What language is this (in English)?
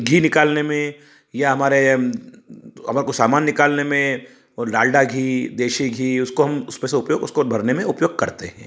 Hindi